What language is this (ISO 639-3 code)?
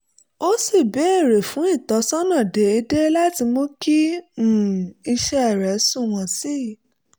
yor